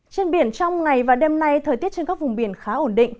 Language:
Vietnamese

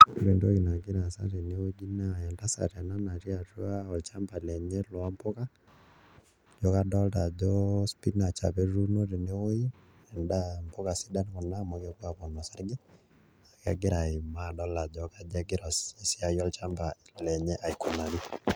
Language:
Masai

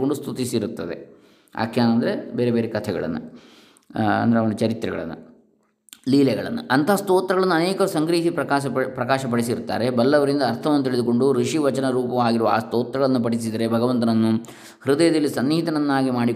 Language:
Kannada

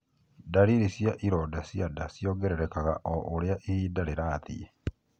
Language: Kikuyu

